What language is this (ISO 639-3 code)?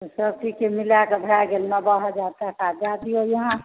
mai